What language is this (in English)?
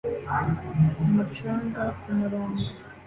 Kinyarwanda